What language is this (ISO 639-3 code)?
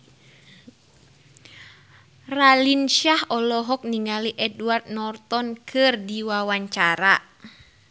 sun